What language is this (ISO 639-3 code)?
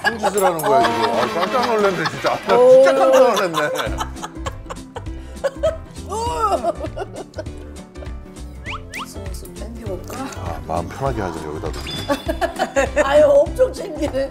kor